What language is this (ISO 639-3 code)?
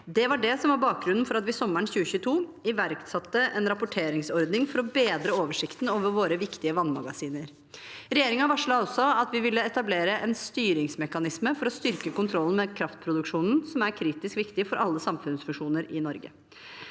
nor